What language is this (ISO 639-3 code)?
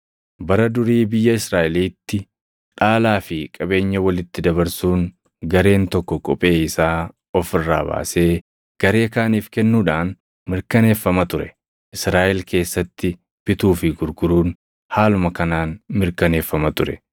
orm